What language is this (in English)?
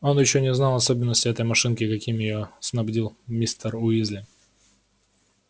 Russian